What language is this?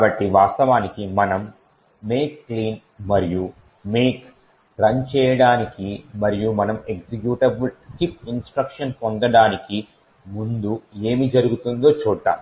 Telugu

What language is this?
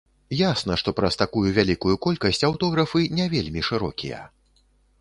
Belarusian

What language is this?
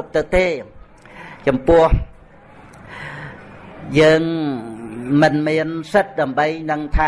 Vietnamese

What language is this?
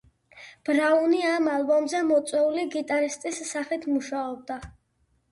Georgian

